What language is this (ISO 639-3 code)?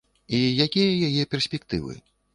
bel